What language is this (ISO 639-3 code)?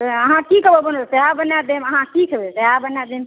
mai